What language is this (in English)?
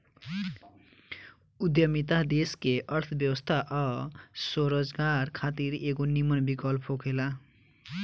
Bhojpuri